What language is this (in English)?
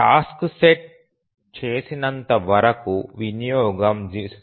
Telugu